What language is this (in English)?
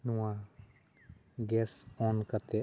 Santali